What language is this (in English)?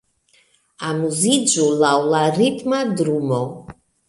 Esperanto